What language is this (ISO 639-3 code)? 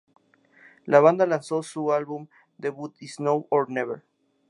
spa